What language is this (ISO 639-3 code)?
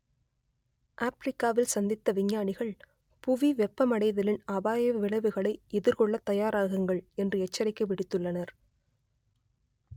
tam